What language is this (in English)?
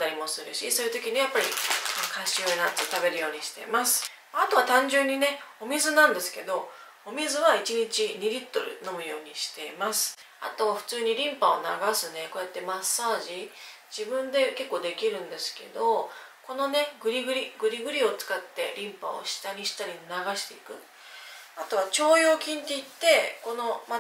Japanese